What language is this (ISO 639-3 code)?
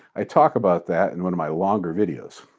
eng